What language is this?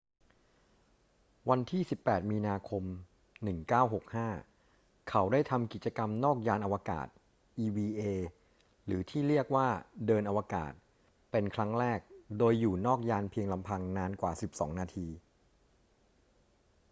Thai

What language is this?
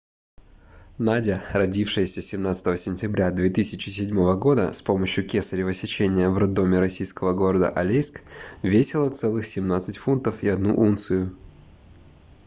Russian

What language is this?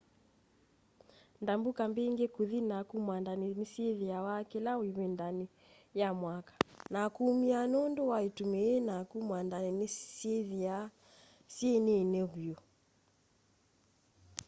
Kamba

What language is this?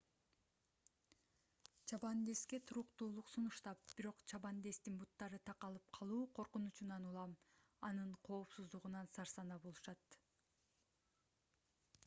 Kyrgyz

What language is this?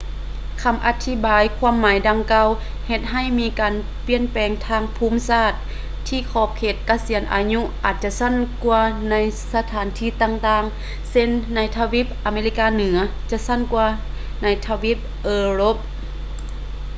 Lao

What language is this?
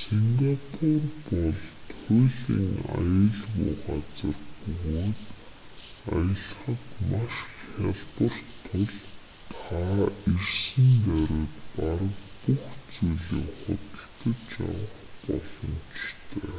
Mongolian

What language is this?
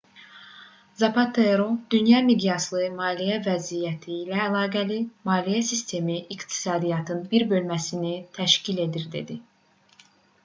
Azerbaijani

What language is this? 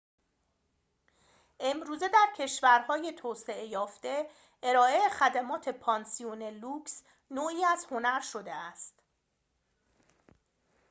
Persian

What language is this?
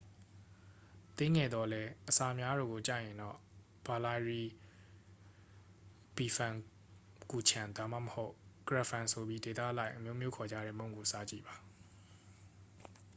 Burmese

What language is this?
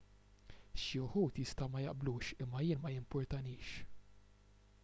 Maltese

